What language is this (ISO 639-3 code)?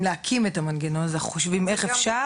heb